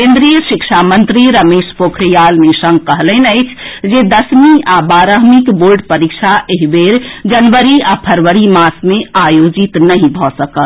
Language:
Maithili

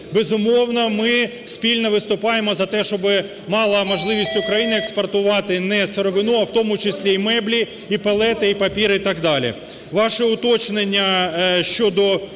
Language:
Ukrainian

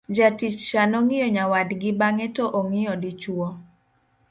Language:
Luo (Kenya and Tanzania)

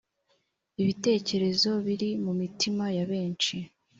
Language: Kinyarwanda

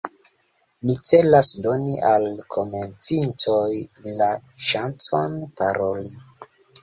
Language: Esperanto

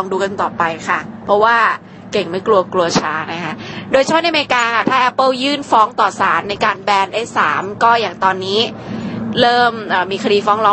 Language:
Thai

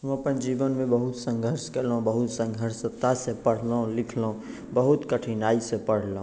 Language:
Maithili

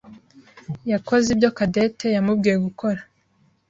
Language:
Kinyarwanda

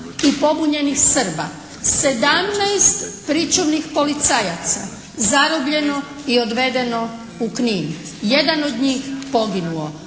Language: Croatian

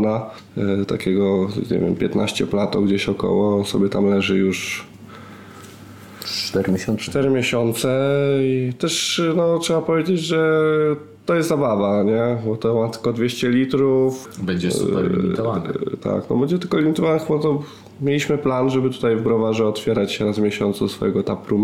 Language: Polish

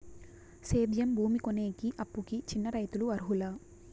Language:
Telugu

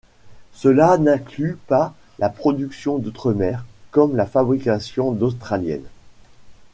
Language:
French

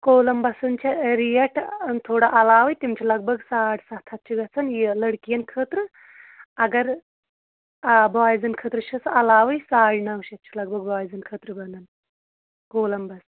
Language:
Kashmiri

